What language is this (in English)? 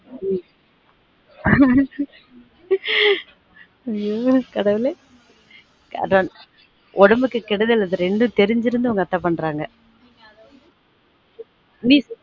Tamil